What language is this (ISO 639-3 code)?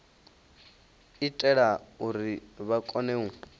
ven